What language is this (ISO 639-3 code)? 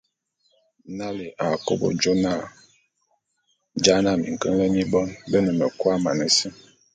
bum